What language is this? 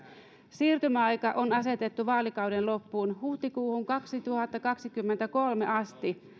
Finnish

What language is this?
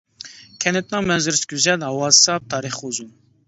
Uyghur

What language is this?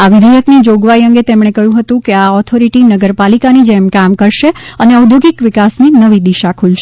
Gujarati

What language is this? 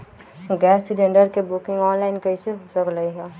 Magahi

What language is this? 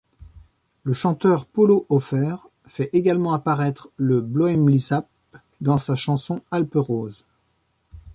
French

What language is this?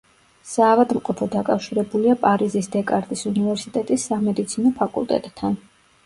Georgian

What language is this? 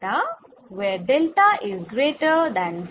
Bangla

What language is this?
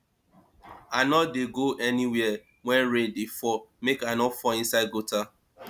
Nigerian Pidgin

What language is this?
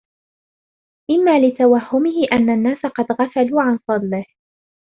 Arabic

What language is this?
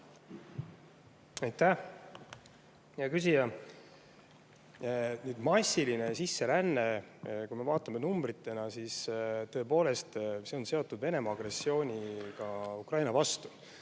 Estonian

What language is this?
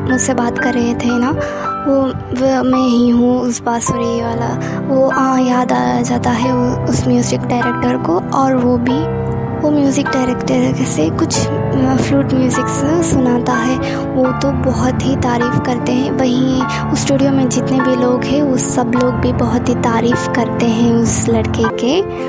Hindi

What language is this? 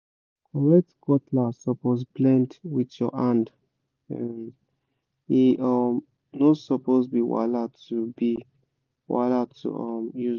Nigerian Pidgin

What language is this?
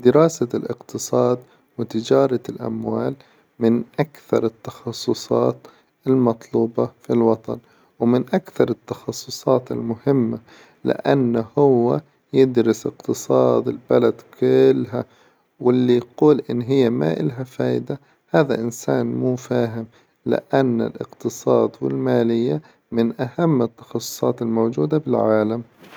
Hijazi Arabic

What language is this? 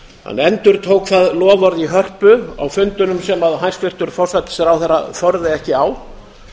Icelandic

